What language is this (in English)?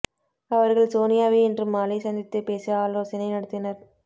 Tamil